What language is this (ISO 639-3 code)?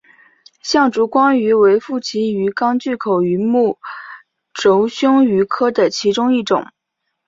zho